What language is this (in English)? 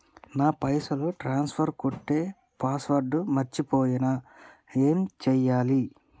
Telugu